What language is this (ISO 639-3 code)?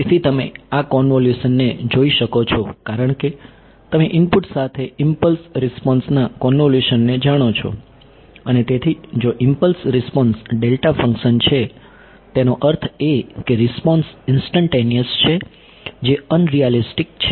guj